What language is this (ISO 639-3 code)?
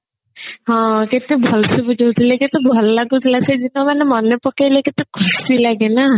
ori